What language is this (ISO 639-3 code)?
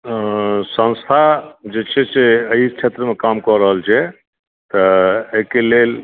mai